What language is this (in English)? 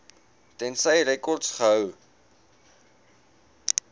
Afrikaans